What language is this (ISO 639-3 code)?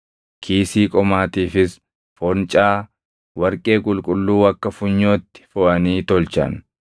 orm